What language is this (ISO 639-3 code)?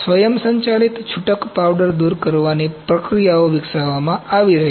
guj